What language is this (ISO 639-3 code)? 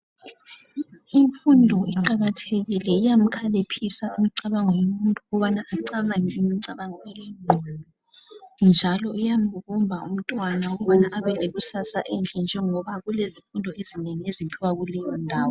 nde